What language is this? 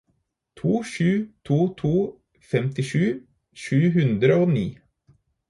Norwegian Bokmål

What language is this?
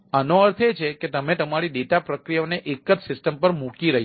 Gujarati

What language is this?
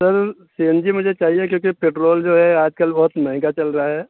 Urdu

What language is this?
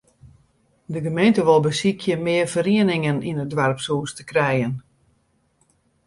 Western Frisian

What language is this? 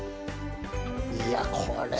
Japanese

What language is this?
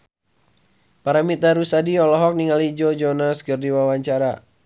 Sundanese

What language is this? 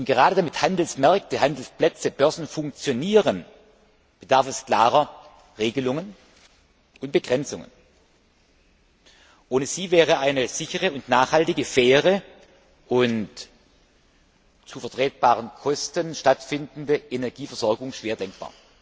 German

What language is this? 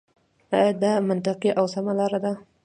Pashto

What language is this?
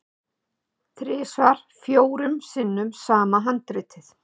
Icelandic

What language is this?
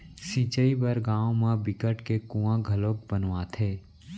Chhattisgarhi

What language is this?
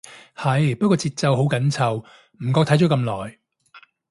Cantonese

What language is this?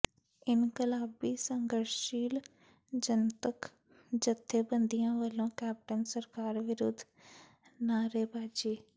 Punjabi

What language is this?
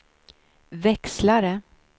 Swedish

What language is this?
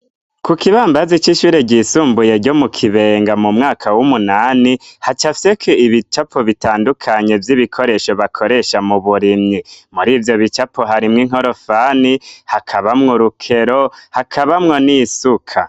Rundi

